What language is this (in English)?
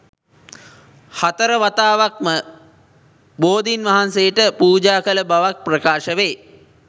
Sinhala